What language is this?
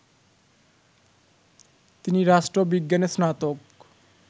Bangla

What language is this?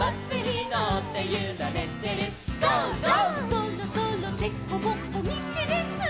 Japanese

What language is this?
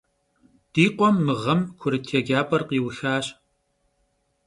Kabardian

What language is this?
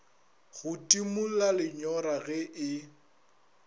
Northern Sotho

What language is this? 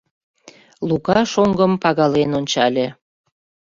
Mari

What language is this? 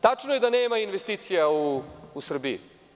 Serbian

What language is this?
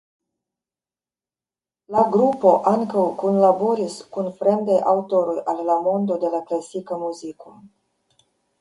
Esperanto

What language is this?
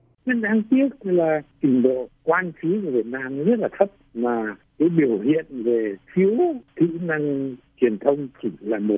Vietnamese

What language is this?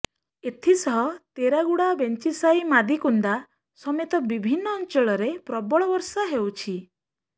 Odia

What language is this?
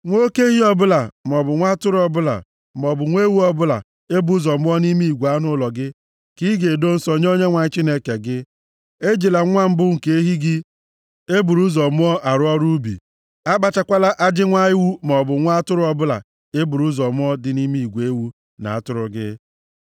Igbo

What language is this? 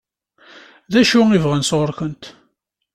Kabyle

